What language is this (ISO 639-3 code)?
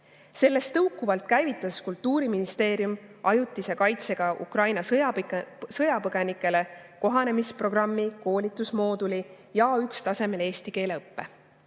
est